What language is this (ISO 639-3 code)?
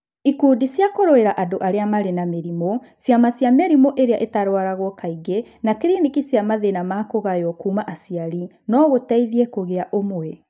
kik